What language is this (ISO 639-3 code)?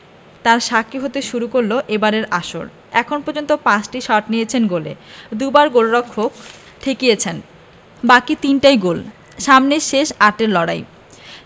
ben